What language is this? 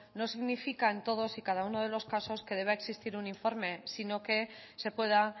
Spanish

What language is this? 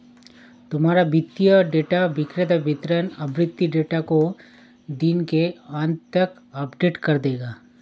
Hindi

